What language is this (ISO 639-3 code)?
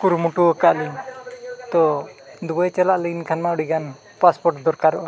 sat